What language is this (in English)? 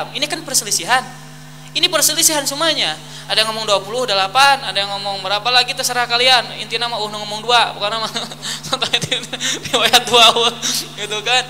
Indonesian